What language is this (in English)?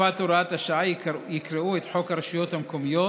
Hebrew